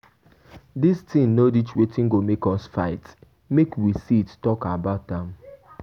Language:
Nigerian Pidgin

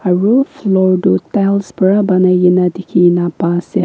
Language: Naga Pidgin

